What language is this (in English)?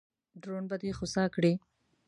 Pashto